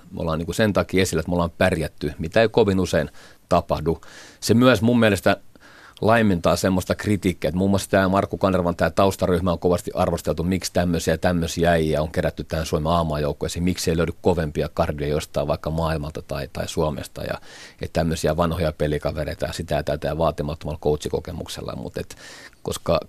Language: Finnish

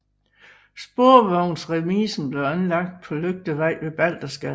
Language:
Danish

